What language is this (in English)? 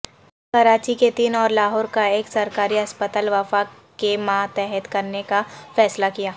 Urdu